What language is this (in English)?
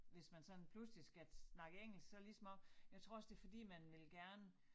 Danish